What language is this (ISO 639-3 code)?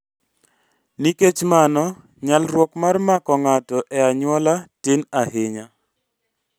luo